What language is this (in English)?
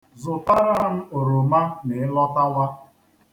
Igbo